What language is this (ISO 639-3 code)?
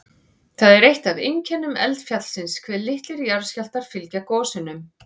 isl